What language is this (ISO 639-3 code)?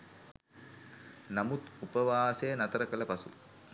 sin